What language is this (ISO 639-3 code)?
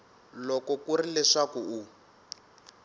tso